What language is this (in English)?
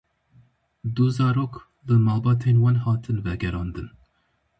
Kurdish